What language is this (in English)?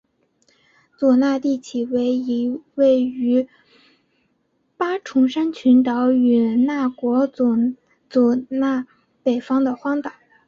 Chinese